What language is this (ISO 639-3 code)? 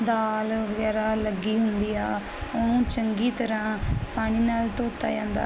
pan